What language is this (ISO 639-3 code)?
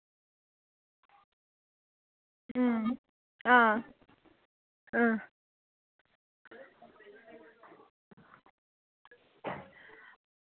doi